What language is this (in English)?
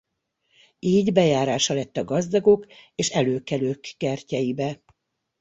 Hungarian